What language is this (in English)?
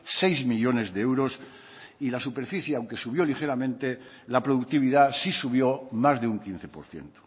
Spanish